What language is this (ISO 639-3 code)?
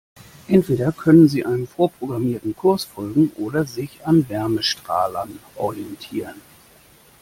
deu